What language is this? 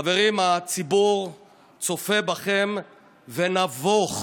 Hebrew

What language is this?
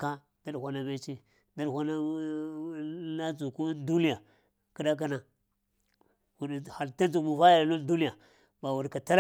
Lamang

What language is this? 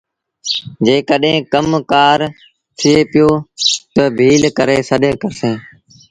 Sindhi Bhil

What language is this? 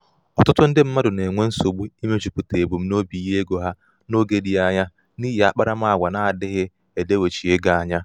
Igbo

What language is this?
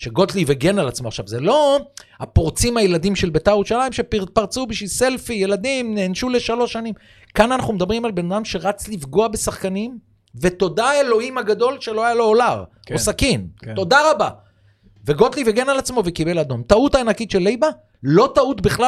Hebrew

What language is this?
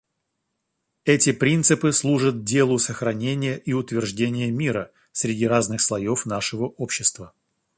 Russian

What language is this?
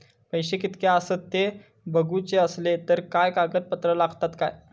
Marathi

